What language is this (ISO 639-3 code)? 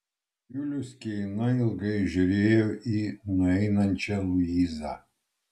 lit